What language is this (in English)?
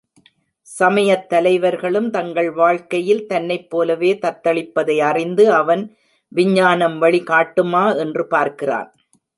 Tamil